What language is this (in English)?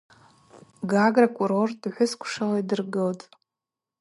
Abaza